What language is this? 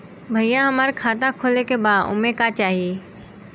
Bhojpuri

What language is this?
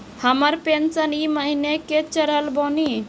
Maithili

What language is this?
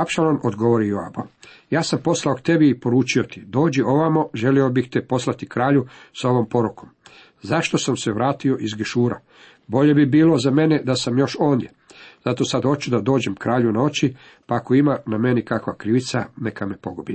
Croatian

